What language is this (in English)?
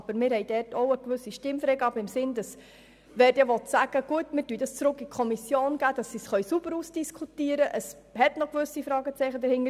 Swiss German